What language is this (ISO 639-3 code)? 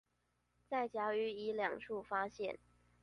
zho